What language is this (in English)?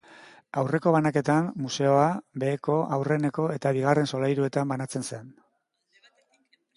Basque